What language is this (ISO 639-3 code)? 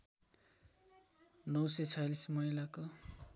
nep